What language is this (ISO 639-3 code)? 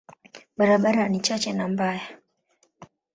swa